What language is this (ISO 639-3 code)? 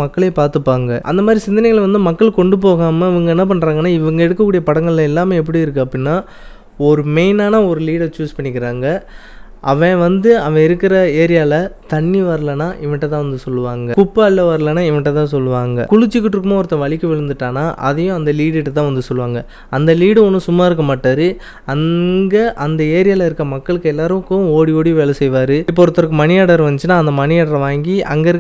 tam